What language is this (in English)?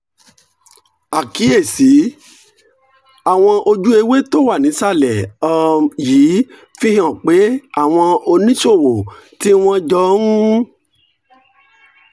Yoruba